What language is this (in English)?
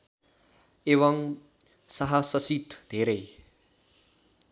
Nepali